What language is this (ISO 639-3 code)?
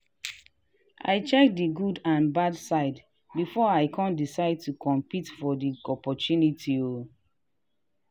pcm